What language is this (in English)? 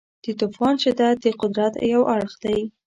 Pashto